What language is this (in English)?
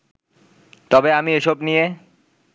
Bangla